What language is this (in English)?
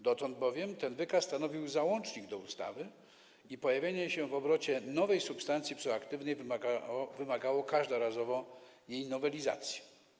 Polish